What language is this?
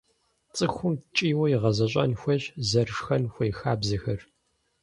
Kabardian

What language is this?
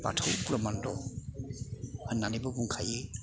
Bodo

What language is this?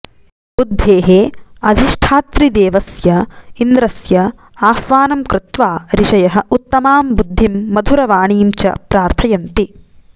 Sanskrit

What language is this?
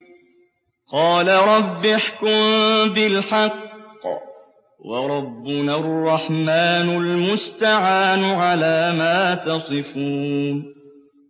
Arabic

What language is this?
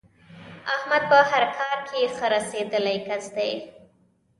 Pashto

